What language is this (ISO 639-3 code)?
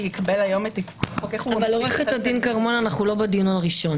heb